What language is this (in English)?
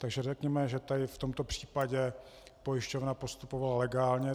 Czech